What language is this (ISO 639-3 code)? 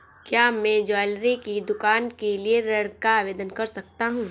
hin